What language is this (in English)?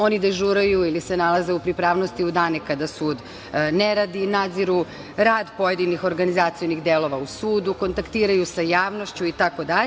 Serbian